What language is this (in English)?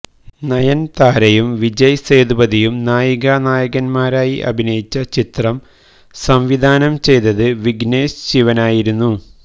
Malayalam